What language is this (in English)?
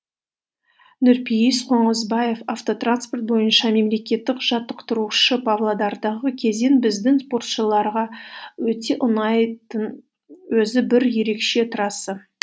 Kazakh